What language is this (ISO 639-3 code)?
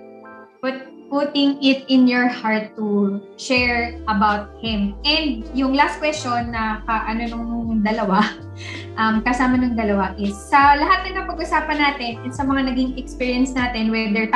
fil